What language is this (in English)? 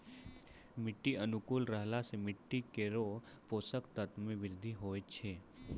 Maithili